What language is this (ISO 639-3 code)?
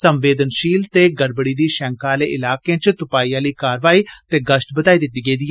doi